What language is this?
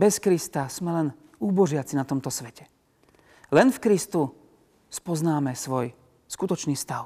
Slovak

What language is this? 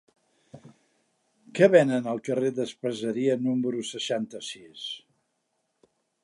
Catalan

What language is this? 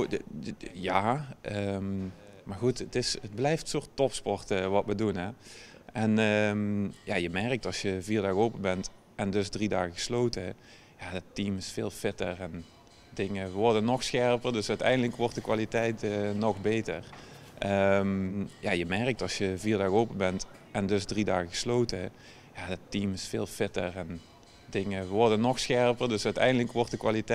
Dutch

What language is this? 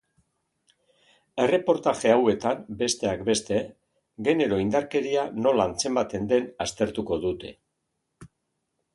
Basque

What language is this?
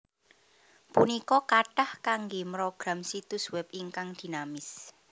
Javanese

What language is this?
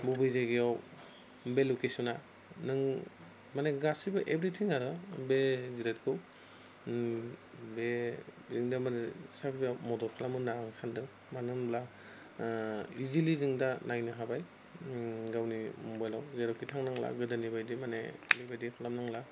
Bodo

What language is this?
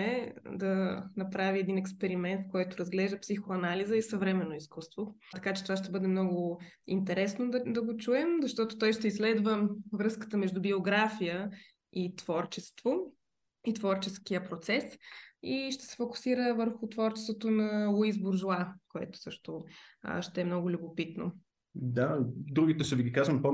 Bulgarian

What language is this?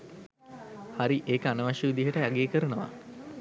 Sinhala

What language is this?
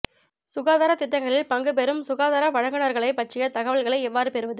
Tamil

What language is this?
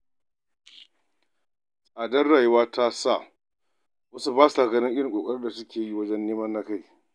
Hausa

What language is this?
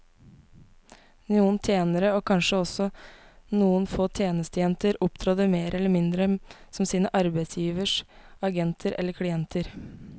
Norwegian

